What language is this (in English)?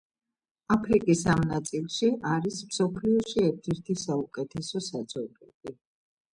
Georgian